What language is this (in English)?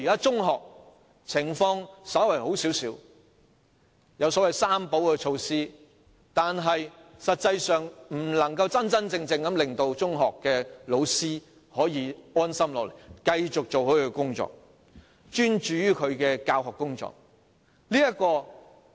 Cantonese